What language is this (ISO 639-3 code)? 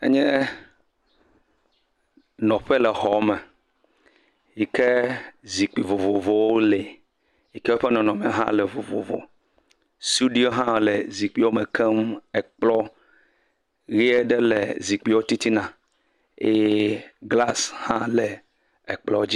ewe